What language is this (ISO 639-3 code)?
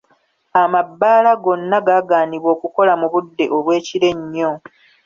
lug